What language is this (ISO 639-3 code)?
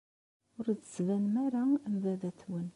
kab